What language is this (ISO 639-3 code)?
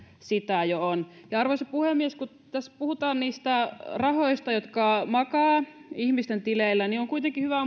fin